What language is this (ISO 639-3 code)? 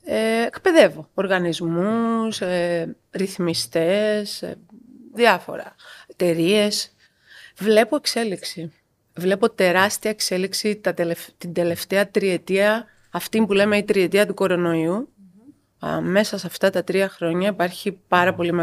ell